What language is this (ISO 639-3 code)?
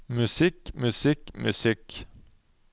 nor